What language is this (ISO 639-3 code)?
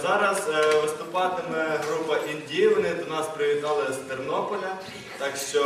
ukr